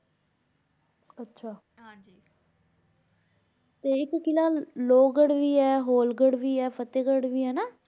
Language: Punjabi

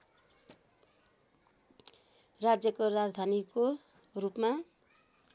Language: Nepali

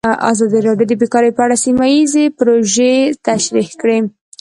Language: Pashto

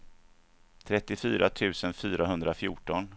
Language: Swedish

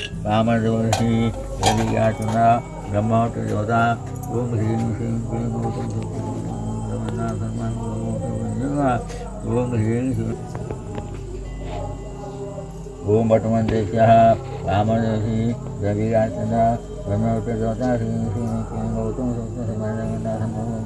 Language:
Indonesian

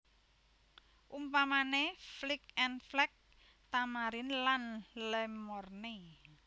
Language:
Javanese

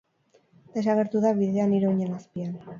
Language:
Basque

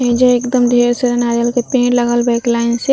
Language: Bhojpuri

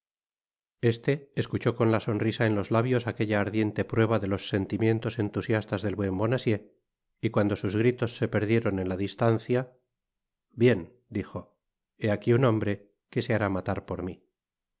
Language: Spanish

